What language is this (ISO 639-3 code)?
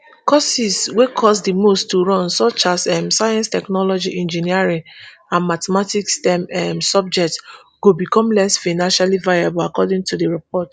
pcm